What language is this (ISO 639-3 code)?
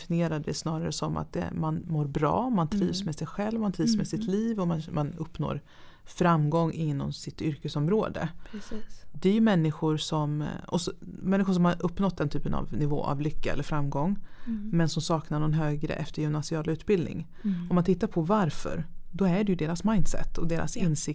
swe